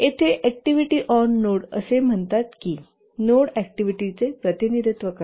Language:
Marathi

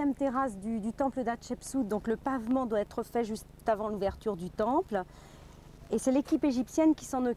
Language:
French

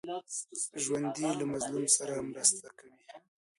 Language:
Pashto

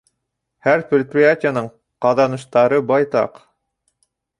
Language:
Bashkir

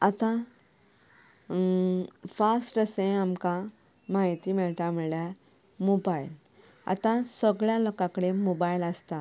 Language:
Konkani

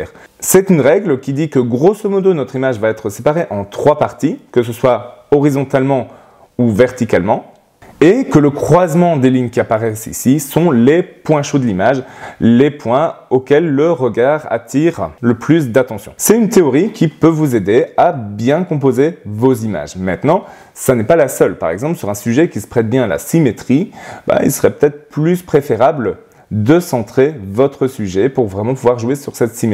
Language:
French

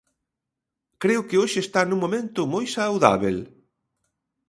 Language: Galician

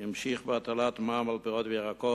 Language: Hebrew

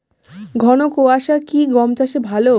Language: Bangla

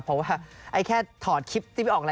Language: Thai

